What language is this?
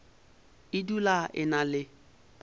Northern Sotho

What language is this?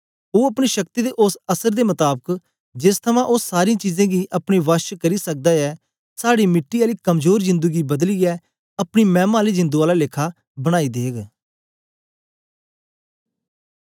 Dogri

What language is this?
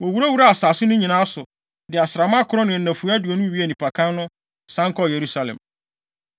Akan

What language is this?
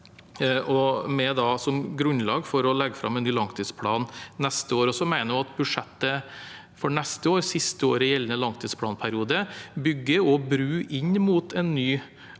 Norwegian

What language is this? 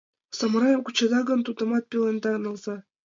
Mari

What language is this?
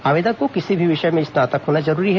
Hindi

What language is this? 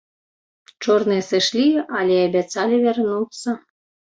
Belarusian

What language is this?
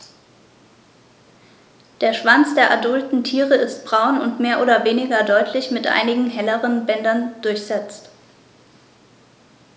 German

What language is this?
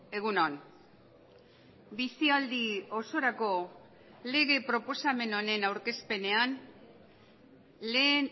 Basque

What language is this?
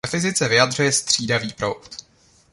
Czech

